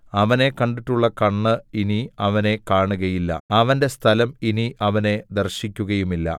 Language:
Malayalam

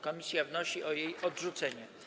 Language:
Polish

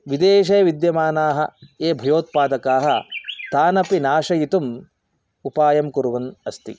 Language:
Sanskrit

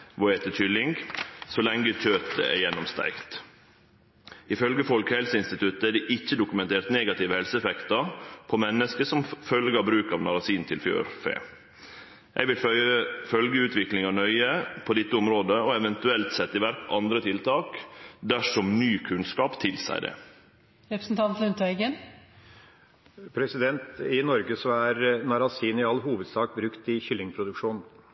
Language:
Norwegian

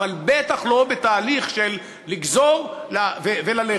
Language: Hebrew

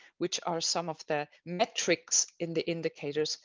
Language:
English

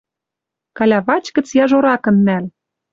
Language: Western Mari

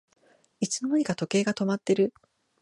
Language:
Japanese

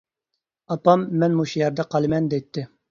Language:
Uyghur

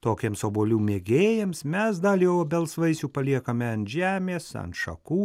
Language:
Lithuanian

